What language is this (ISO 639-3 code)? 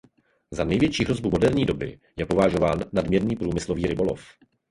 ces